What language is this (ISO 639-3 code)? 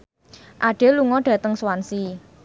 jav